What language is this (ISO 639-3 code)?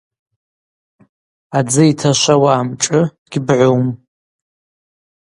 abq